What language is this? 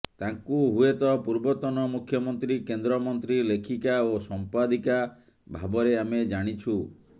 Odia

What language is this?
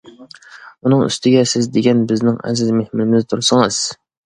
Uyghur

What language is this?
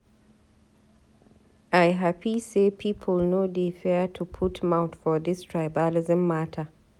Nigerian Pidgin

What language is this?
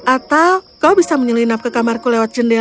Indonesian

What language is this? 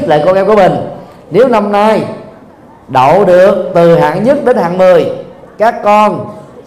Vietnamese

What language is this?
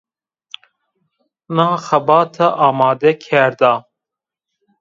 Zaza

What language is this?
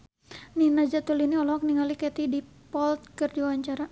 Sundanese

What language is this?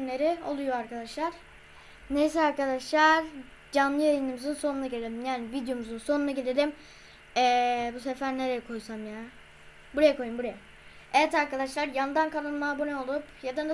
Turkish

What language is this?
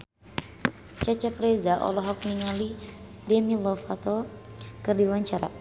Sundanese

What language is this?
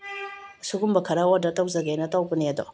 Manipuri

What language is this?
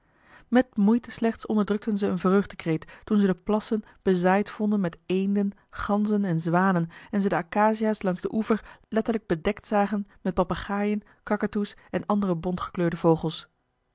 Dutch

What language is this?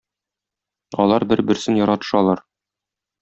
Tatar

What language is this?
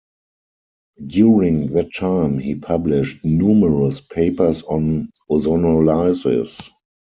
English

